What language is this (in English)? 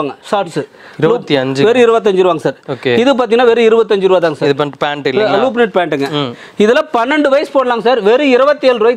Indonesian